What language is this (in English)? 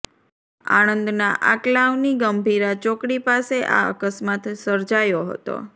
Gujarati